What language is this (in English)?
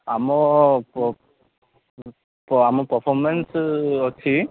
Odia